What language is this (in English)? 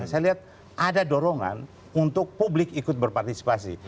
Indonesian